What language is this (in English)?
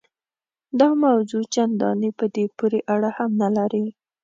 Pashto